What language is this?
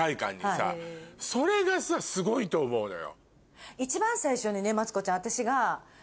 Japanese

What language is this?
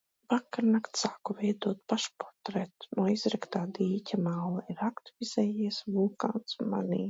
Latvian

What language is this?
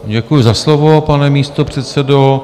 Czech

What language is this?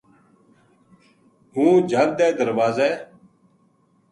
Gujari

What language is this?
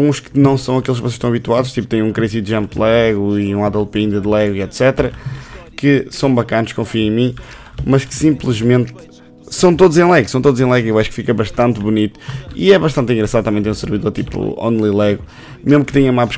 Portuguese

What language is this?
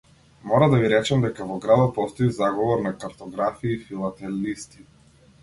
Macedonian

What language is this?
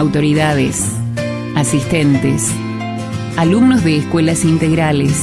Spanish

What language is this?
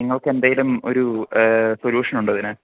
Malayalam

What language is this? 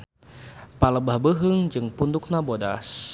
Sundanese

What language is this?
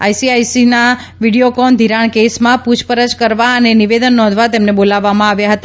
Gujarati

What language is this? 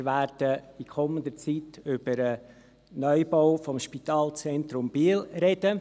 Swiss German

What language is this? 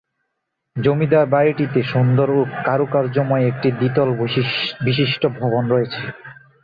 Bangla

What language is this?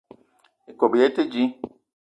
Eton (Cameroon)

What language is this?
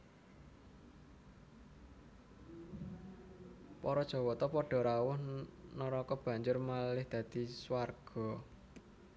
Javanese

